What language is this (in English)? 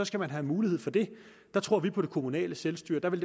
Danish